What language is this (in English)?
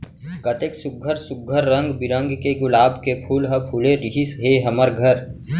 Chhattisgarhi